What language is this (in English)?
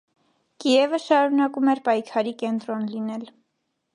Armenian